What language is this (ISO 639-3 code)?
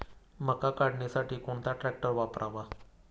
mar